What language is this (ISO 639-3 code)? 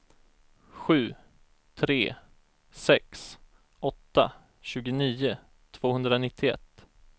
swe